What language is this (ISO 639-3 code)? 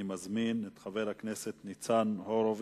heb